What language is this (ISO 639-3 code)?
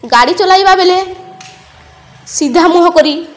ori